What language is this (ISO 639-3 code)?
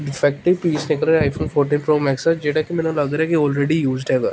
pan